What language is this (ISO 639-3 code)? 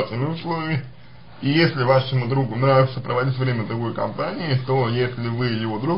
rus